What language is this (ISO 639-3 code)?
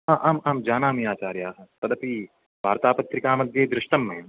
san